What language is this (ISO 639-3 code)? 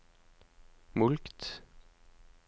nor